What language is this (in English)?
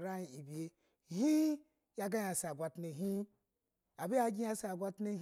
Basa (Nigeria)